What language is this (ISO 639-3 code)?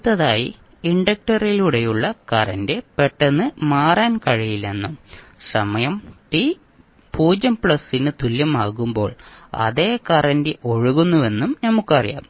mal